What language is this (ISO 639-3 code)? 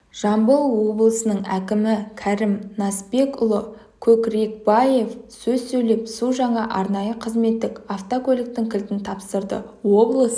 kaz